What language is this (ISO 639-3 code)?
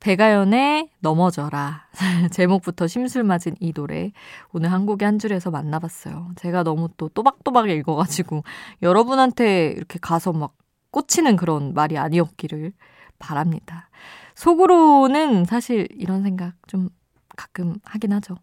kor